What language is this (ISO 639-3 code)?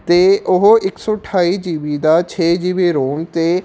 pan